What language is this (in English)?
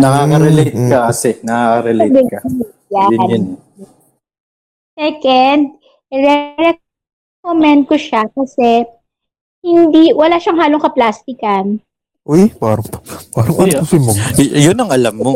Filipino